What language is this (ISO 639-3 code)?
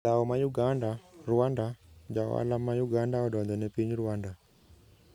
luo